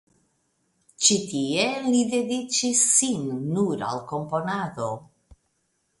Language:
Esperanto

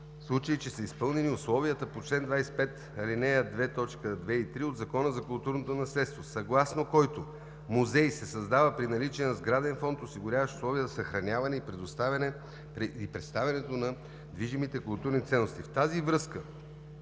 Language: Bulgarian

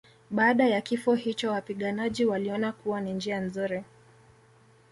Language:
Swahili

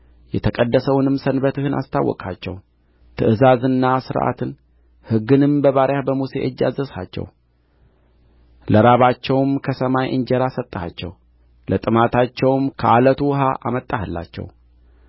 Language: Amharic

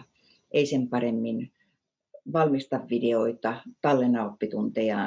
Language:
Finnish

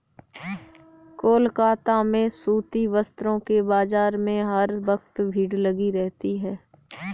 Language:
Hindi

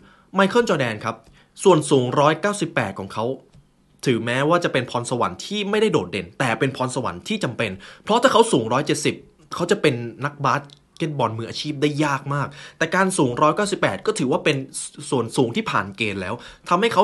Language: Thai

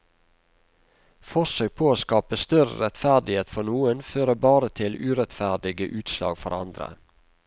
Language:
Norwegian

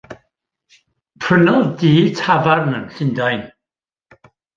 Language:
Welsh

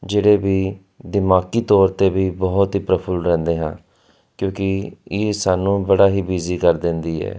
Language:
Punjabi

